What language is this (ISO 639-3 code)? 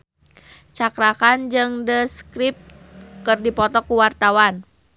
sun